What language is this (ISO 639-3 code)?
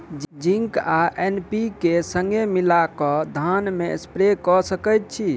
mai